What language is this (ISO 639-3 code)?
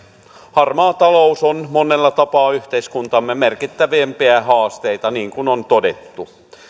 fin